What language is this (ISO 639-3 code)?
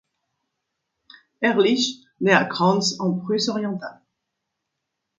fra